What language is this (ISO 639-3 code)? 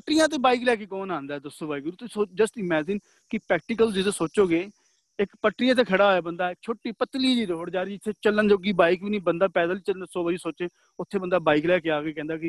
pan